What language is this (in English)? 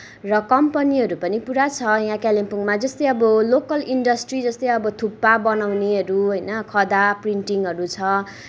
Nepali